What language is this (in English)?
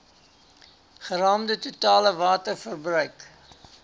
Afrikaans